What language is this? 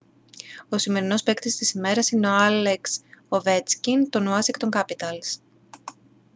Greek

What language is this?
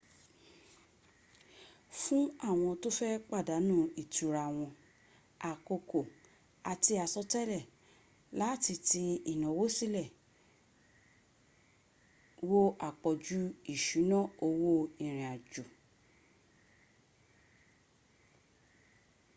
Yoruba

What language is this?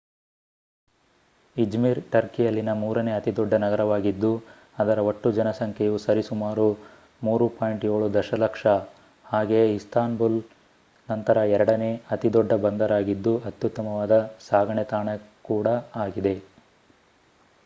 Kannada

